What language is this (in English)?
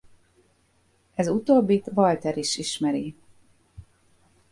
Hungarian